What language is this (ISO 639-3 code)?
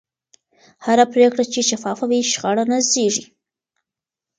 pus